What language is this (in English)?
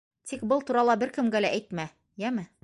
Bashkir